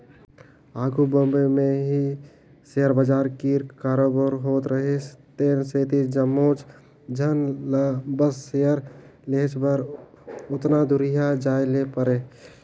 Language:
Chhattisgarhi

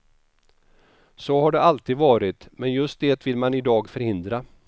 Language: Swedish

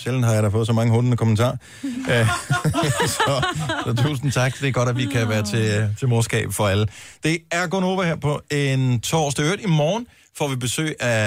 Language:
Danish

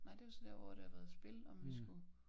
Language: Danish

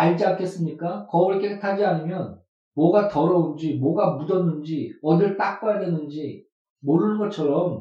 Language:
Korean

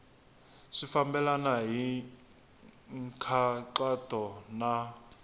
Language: Tsonga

